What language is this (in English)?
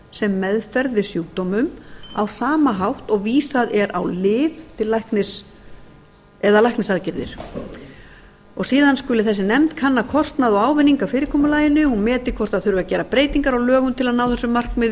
Icelandic